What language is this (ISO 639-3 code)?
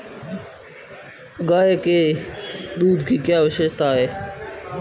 hin